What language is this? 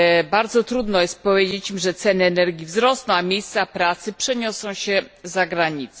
Polish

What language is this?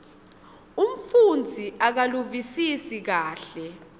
Swati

